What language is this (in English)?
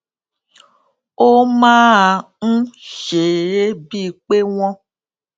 Yoruba